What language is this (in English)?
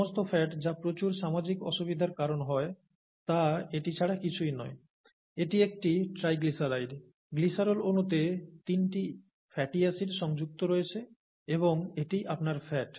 Bangla